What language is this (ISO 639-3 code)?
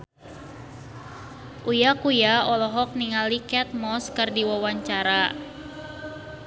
sun